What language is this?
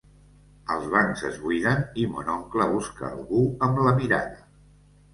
Catalan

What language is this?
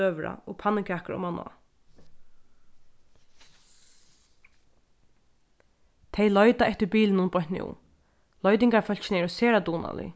Faroese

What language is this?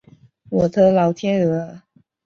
Chinese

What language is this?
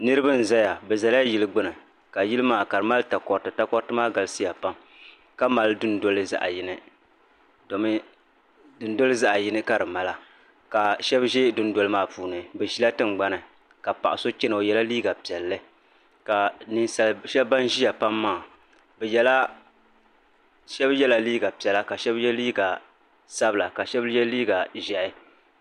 Dagbani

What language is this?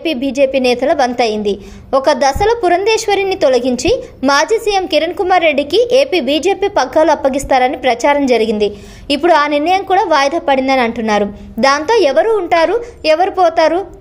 Telugu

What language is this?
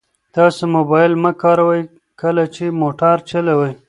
Pashto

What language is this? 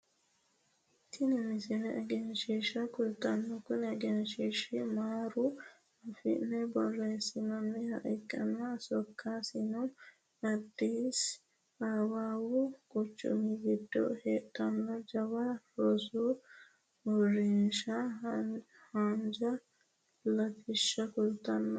Sidamo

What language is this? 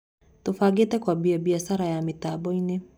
Kikuyu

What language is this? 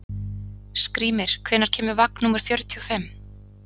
Icelandic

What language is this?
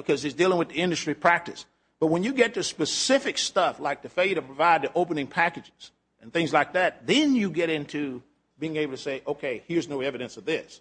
English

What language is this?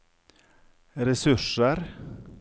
Norwegian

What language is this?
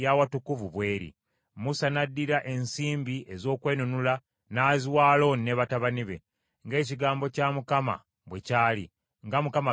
Ganda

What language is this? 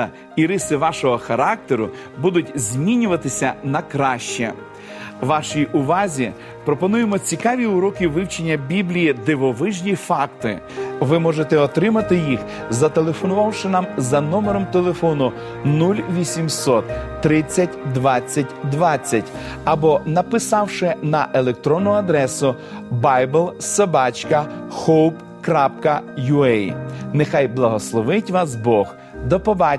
Ukrainian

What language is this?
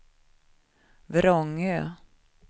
Swedish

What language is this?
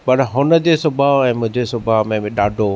Sindhi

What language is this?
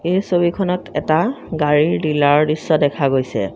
Assamese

